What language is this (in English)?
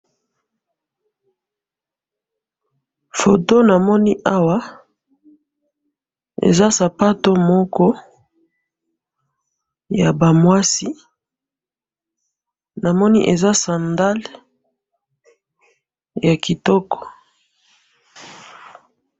Lingala